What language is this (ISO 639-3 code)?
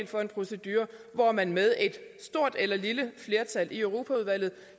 dan